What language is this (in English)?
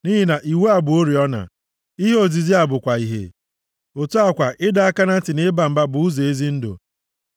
Igbo